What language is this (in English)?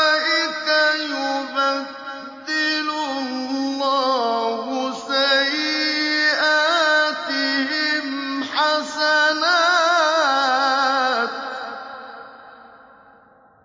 Arabic